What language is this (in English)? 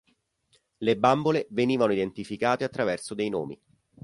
Italian